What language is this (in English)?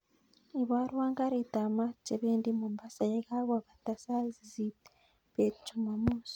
Kalenjin